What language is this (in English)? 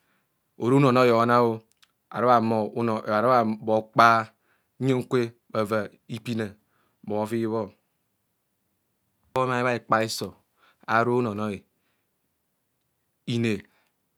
Kohumono